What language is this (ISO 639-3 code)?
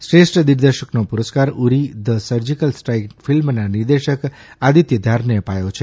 guj